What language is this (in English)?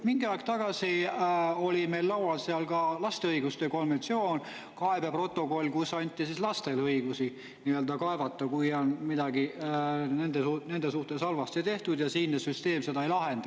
Estonian